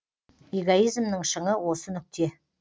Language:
Kazakh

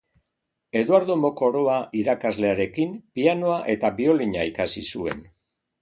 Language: Basque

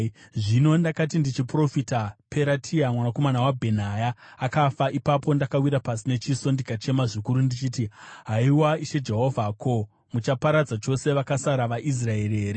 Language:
Shona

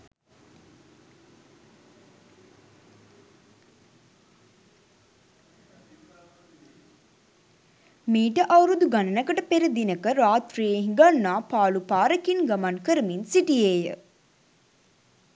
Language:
Sinhala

